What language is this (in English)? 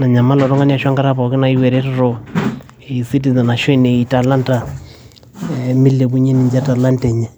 Masai